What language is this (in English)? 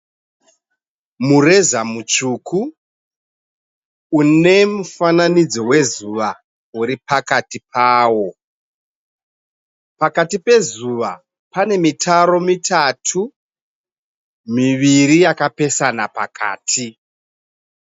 Shona